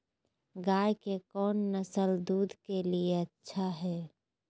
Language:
Magahi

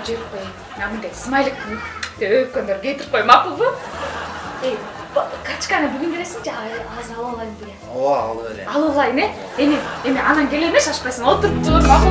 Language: Turkish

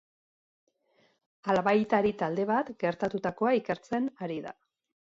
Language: Basque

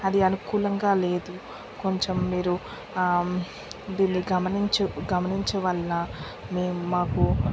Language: Telugu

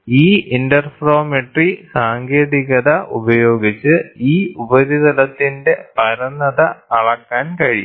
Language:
Malayalam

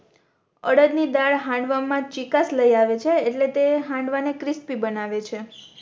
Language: Gujarati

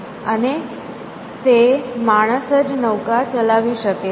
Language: Gujarati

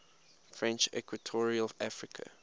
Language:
English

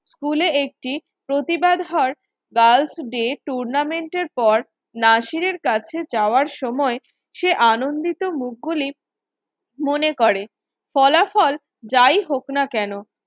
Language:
Bangla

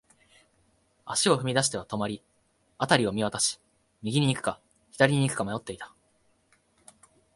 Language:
Japanese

